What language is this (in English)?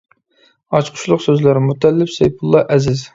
Uyghur